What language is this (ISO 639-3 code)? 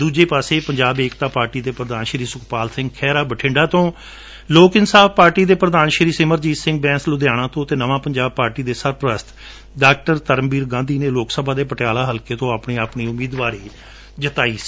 pan